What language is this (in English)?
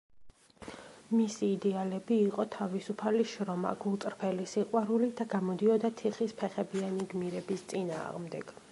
Georgian